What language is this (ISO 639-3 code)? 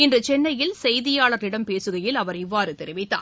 tam